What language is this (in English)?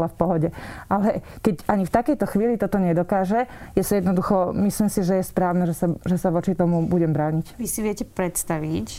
Slovak